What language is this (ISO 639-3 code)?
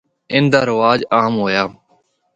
hno